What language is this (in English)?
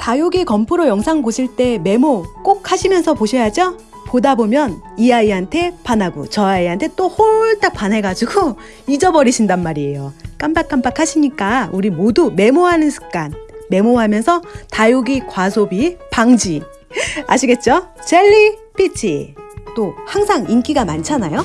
Korean